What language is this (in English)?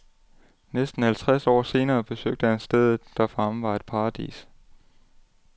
Danish